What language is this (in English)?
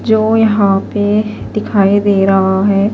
Urdu